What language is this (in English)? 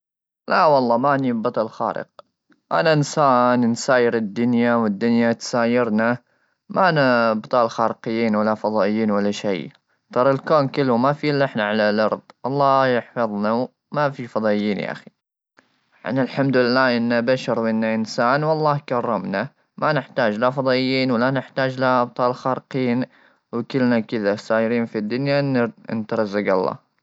Gulf Arabic